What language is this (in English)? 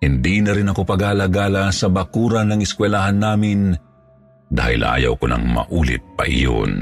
Filipino